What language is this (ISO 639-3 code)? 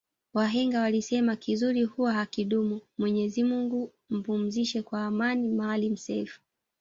swa